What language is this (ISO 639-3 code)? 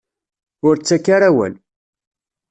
kab